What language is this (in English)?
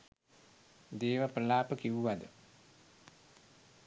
Sinhala